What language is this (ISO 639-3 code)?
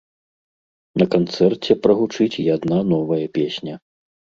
bel